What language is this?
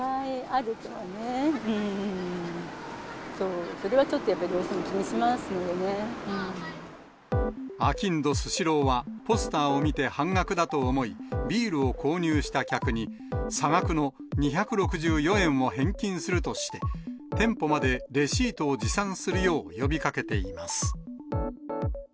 Japanese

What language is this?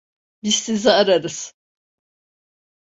Turkish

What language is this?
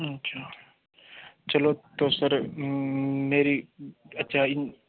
Hindi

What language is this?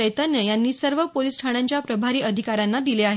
Marathi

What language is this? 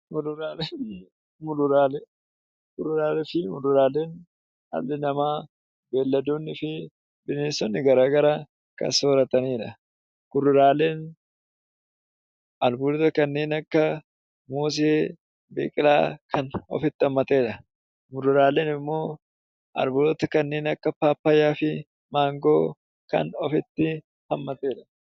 Oromo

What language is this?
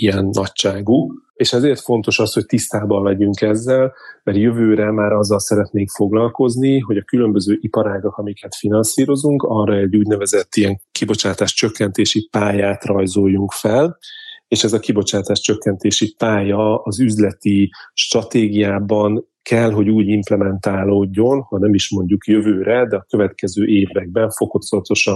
Hungarian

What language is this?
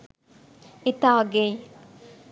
Sinhala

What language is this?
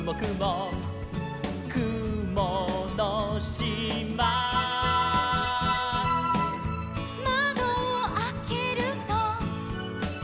Japanese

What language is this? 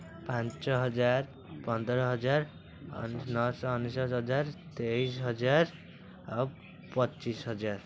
Odia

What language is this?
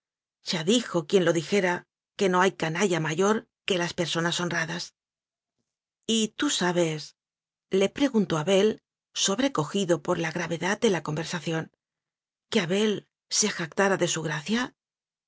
Spanish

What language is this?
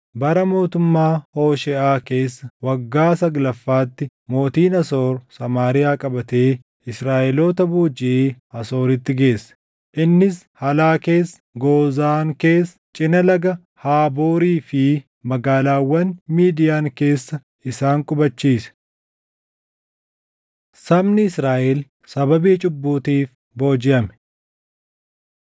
Oromo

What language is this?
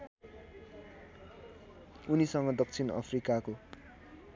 Nepali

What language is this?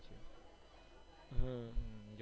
Gujarati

